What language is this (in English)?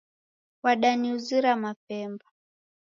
Taita